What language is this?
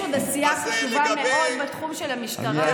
Hebrew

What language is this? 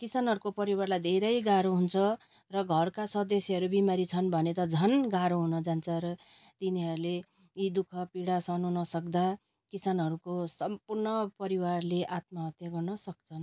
Nepali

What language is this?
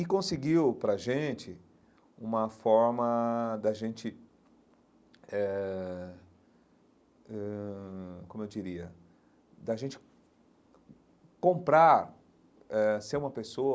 Portuguese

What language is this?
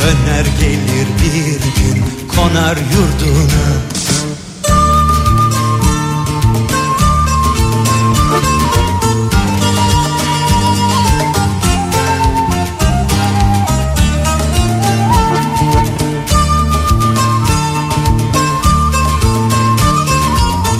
Turkish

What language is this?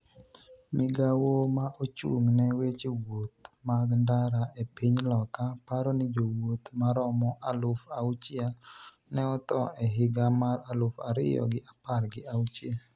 Luo (Kenya and Tanzania)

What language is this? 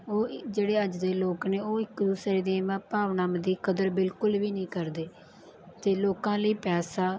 Punjabi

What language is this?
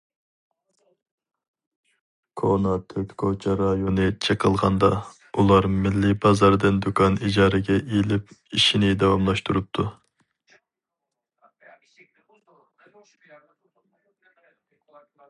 Uyghur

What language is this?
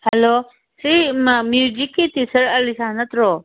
Manipuri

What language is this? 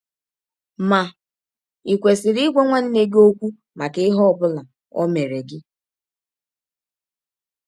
Igbo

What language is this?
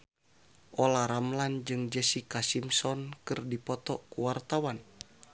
Sundanese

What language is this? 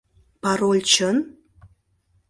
Mari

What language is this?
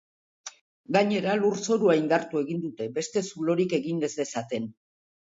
Basque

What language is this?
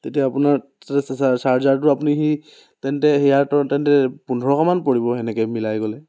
Assamese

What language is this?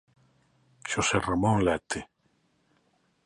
Galician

